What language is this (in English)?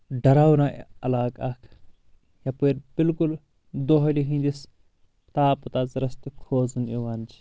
Kashmiri